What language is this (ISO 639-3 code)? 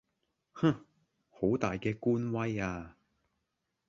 yue